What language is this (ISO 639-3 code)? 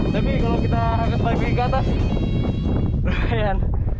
ind